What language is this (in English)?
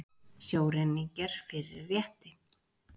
Icelandic